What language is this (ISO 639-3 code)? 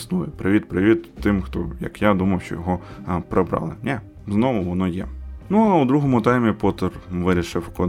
ukr